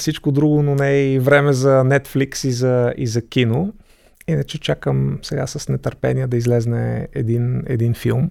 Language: Bulgarian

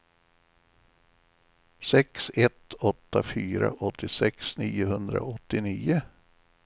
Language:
Swedish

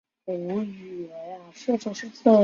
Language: Chinese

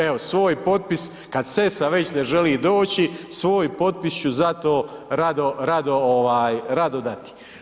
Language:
Croatian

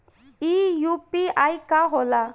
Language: Bhojpuri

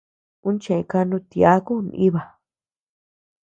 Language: Tepeuxila Cuicatec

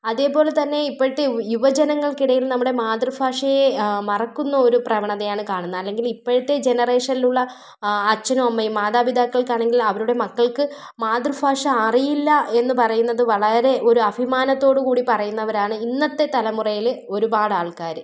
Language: Malayalam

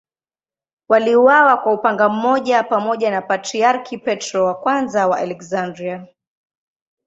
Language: Swahili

